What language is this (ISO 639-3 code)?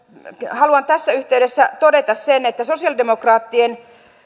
fin